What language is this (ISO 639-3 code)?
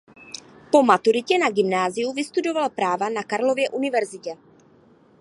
ces